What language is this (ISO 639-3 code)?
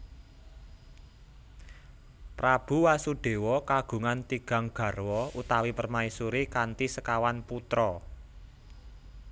jav